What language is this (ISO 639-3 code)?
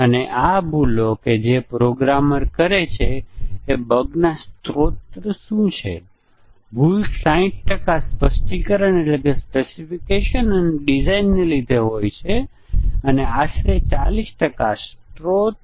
guj